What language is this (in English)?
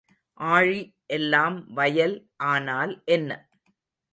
Tamil